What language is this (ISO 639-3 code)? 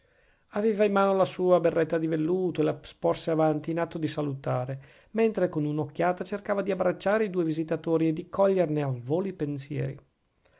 ita